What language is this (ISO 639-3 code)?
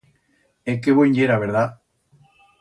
arg